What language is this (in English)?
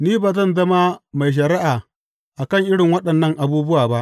Hausa